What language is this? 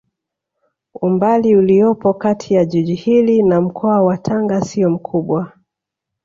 Swahili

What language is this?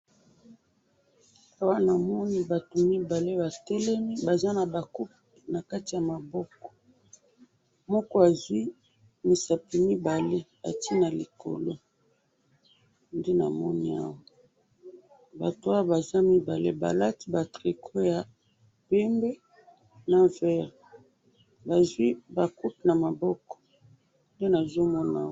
Lingala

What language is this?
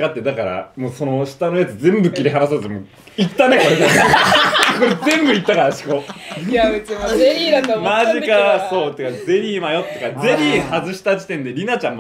Japanese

